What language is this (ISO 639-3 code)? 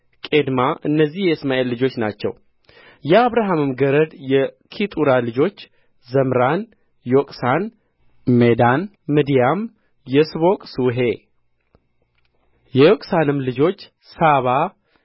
amh